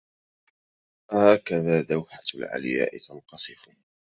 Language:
Arabic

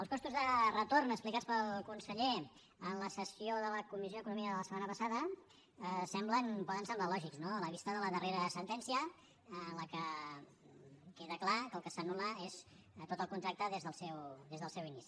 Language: Catalan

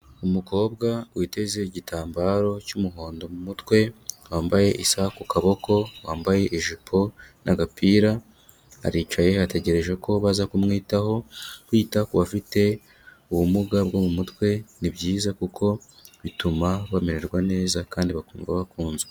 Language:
Kinyarwanda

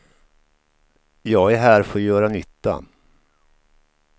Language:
Swedish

